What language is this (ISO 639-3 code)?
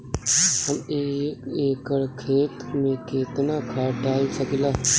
bho